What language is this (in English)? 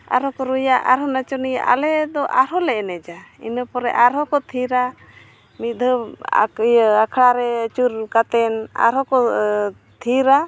Santali